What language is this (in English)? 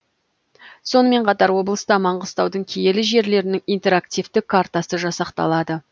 Kazakh